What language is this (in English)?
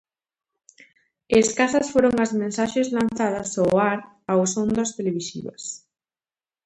Galician